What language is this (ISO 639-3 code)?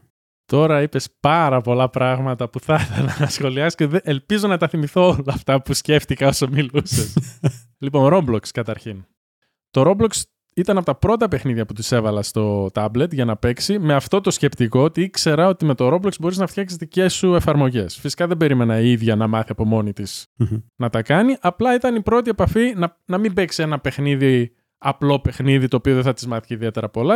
ell